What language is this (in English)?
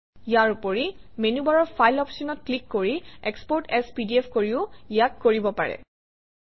Assamese